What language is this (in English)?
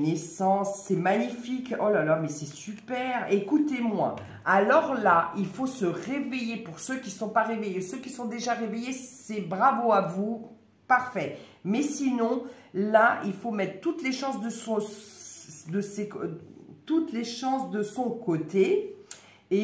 French